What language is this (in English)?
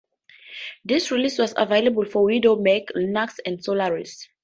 English